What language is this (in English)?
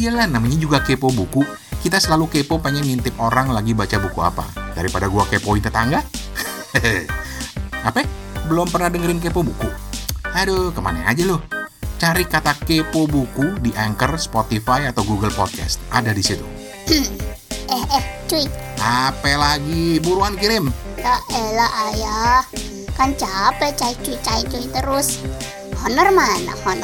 Indonesian